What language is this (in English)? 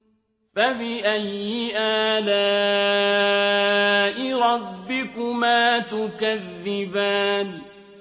Arabic